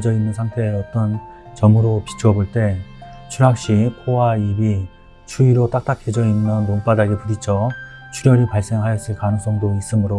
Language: Korean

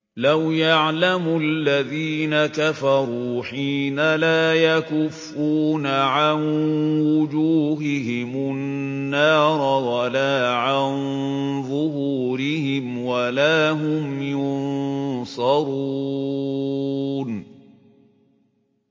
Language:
Arabic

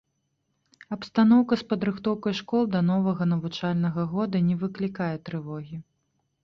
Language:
Belarusian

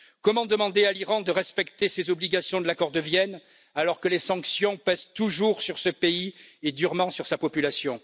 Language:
French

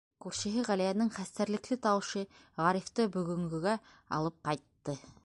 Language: Bashkir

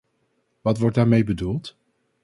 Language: Dutch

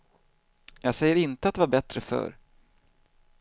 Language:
Swedish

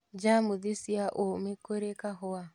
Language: Kikuyu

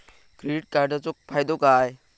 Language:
Marathi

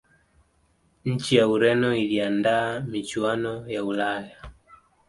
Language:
Swahili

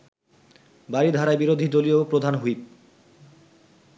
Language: Bangla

